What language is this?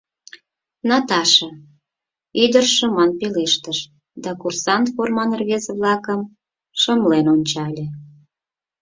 Mari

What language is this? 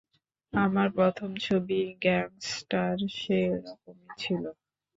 Bangla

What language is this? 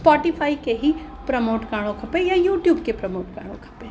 Sindhi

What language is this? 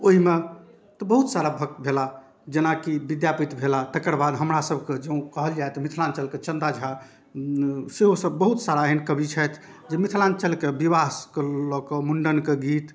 Maithili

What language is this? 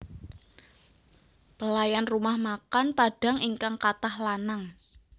Javanese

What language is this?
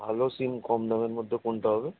Bangla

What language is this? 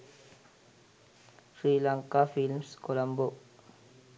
Sinhala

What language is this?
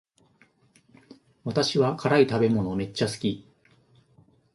Japanese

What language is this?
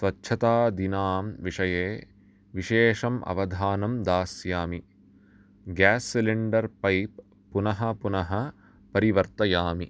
Sanskrit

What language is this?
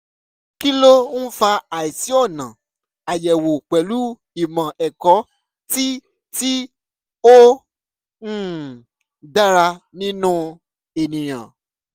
Yoruba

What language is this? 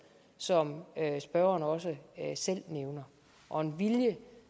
Danish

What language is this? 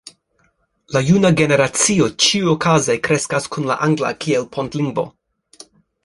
Esperanto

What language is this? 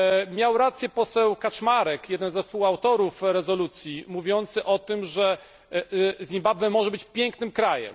Polish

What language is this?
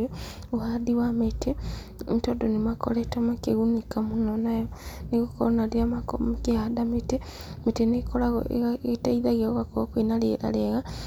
Kikuyu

